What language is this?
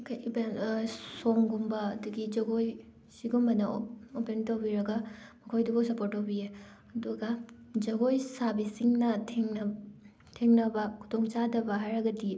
Manipuri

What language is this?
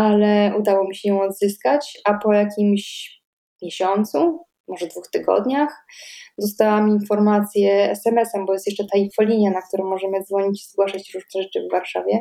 Polish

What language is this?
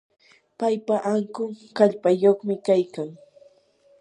Yanahuanca Pasco Quechua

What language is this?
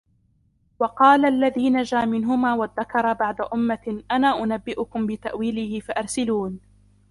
Arabic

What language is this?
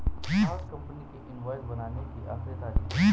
Hindi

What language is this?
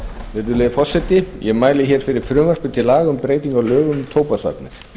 Icelandic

